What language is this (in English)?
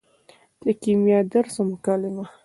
Pashto